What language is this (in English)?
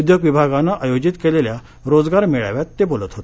Marathi